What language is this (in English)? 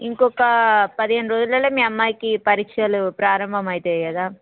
Telugu